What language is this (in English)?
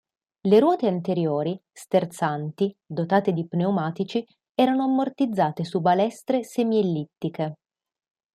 Italian